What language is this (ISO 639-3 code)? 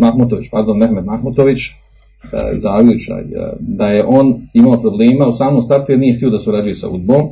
hrv